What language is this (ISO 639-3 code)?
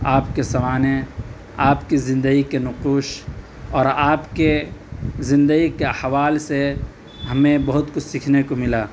urd